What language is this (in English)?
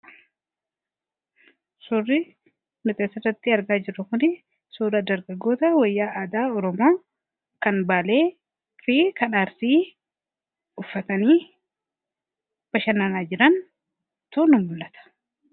Oromo